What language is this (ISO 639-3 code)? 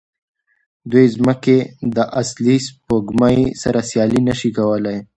pus